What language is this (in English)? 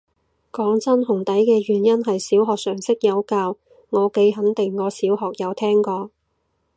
Cantonese